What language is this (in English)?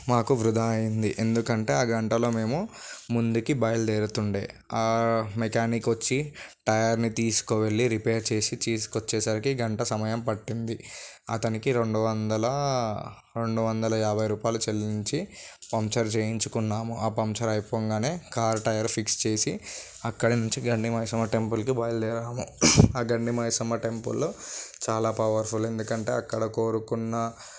Telugu